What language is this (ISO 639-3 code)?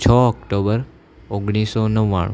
guj